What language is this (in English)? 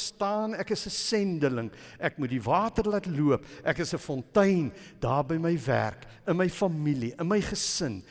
Dutch